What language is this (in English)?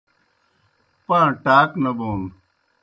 Kohistani Shina